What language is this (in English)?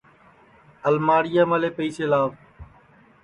Sansi